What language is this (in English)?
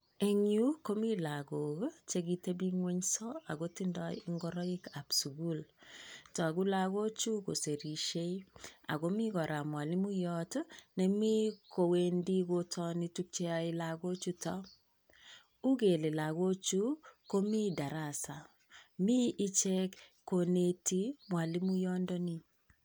Kalenjin